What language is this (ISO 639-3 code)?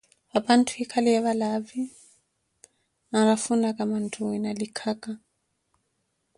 eko